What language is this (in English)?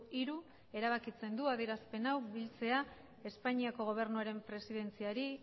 Basque